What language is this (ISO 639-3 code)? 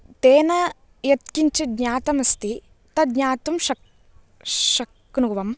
san